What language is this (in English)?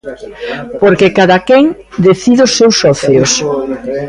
Galician